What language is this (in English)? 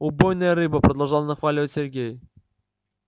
Russian